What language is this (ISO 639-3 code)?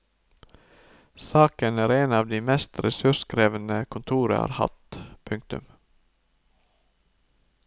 nor